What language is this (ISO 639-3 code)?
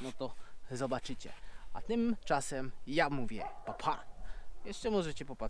pol